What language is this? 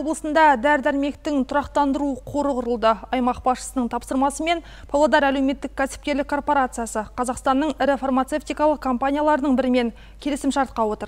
French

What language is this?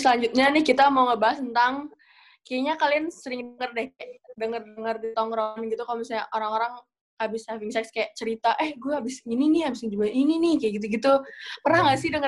Indonesian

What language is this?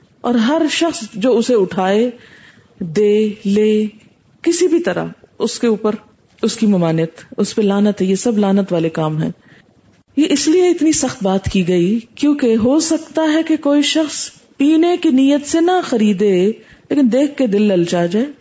Urdu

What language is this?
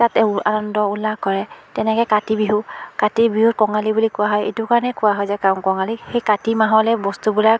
Assamese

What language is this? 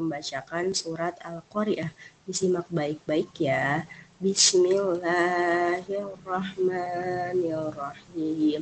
Indonesian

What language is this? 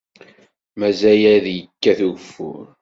Kabyle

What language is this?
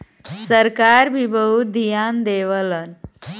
Bhojpuri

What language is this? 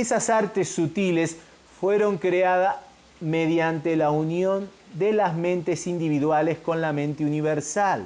Spanish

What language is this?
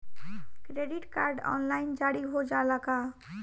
Bhojpuri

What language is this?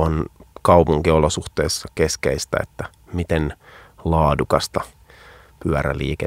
Finnish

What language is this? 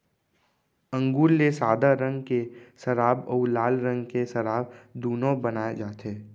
Chhattisgarhi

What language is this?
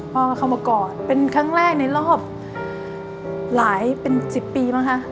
Thai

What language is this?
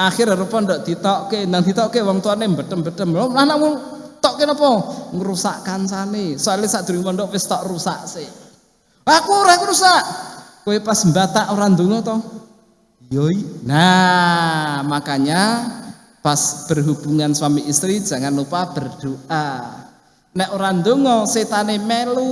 Indonesian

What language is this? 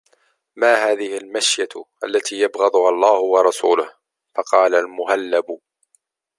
Arabic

